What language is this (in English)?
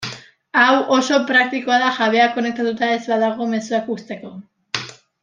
Basque